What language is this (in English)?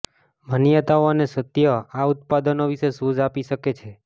Gujarati